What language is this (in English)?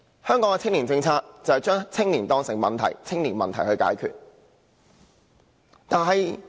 Cantonese